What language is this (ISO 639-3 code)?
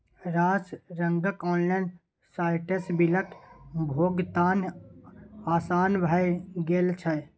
mai